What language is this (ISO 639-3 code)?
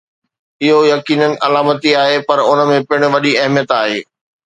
snd